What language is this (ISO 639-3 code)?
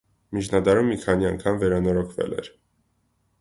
hye